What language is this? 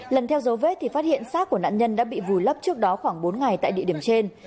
Vietnamese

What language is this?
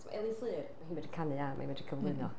Welsh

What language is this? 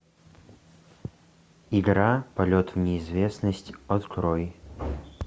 Russian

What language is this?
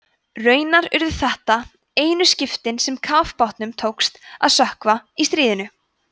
Icelandic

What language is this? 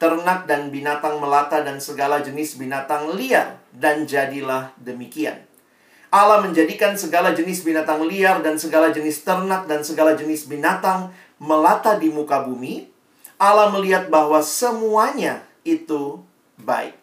Indonesian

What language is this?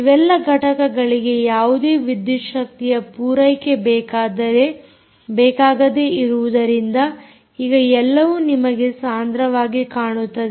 Kannada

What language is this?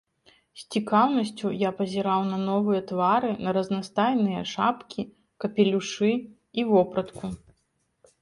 Belarusian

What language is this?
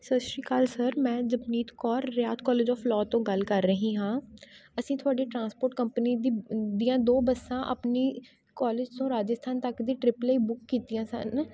Punjabi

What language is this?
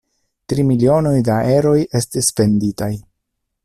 Esperanto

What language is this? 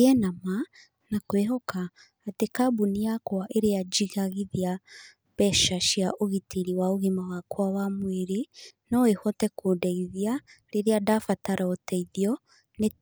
Kikuyu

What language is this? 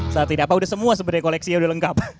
Indonesian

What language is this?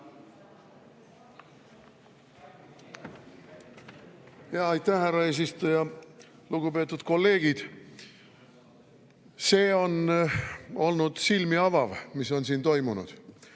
Estonian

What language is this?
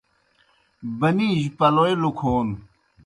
Kohistani Shina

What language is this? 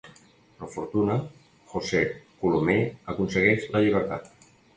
Catalan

